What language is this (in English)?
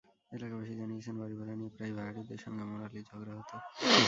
Bangla